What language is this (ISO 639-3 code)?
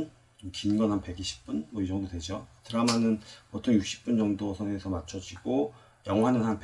kor